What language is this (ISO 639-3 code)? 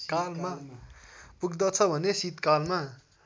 nep